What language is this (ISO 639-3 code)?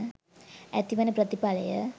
sin